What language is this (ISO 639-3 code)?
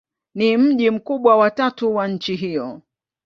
swa